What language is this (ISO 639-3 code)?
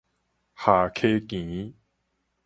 nan